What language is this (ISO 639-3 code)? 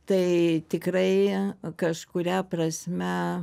lit